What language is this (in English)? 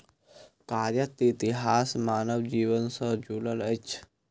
Maithili